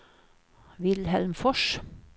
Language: Swedish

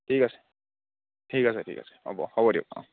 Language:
Assamese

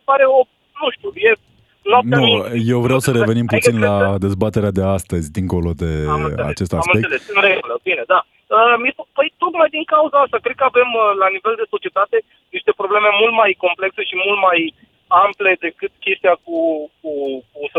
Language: Romanian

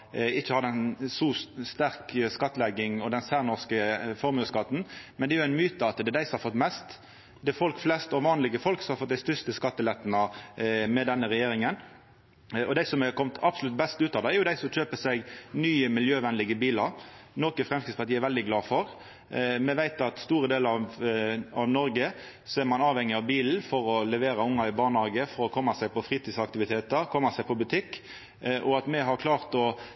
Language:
Norwegian Nynorsk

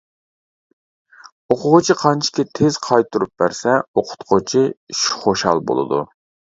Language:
Uyghur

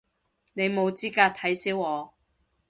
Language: Cantonese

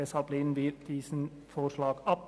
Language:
Swiss German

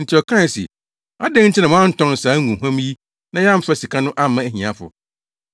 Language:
Akan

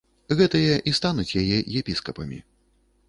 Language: Belarusian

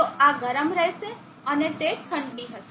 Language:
Gujarati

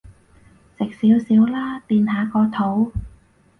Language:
Cantonese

